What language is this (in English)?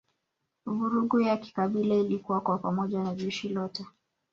Swahili